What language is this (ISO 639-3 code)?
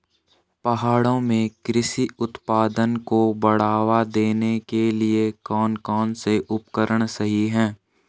hin